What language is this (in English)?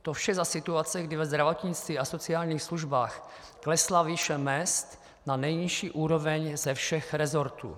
Czech